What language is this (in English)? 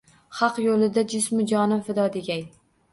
Uzbek